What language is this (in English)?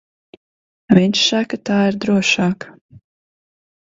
Latvian